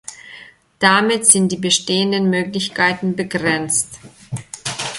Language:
German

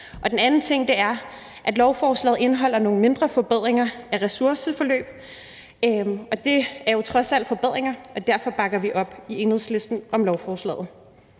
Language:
Danish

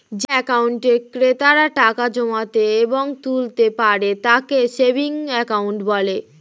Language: Bangla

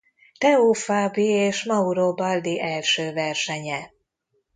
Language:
Hungarian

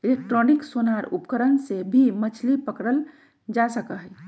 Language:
Magahi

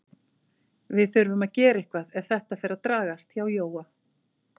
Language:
Icelandic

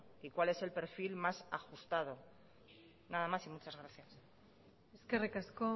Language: Spanish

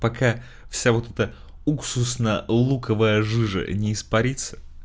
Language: Russian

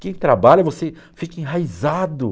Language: Portuguese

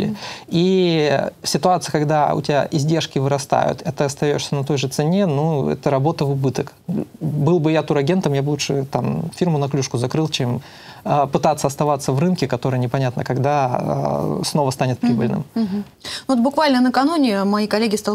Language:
Russian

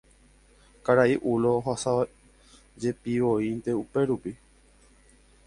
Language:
Guarani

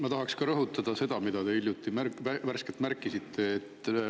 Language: Estonian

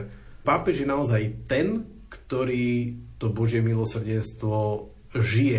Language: Slovak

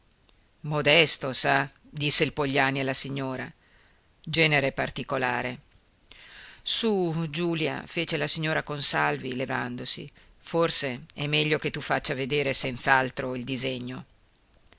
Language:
Italian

